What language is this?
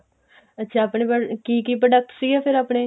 Punjabi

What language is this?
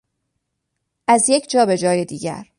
Persian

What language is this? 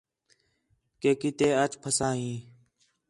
Khetrani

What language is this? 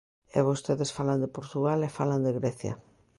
Galician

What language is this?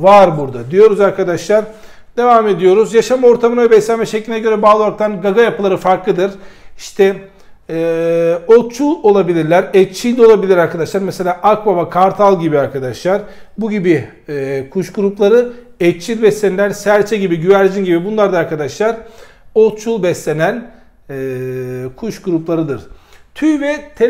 Turkish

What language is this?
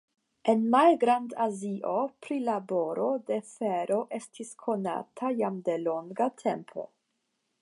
Esperanto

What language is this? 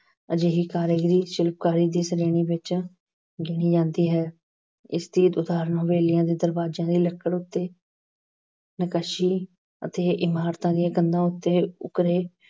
Punjabi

